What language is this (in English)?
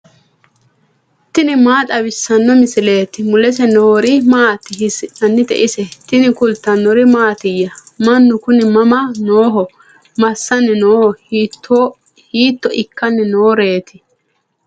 Sidamo